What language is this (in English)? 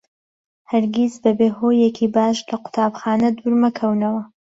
Central Kurdish